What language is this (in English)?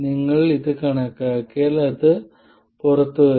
Malayalam